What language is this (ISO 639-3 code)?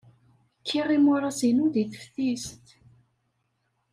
kab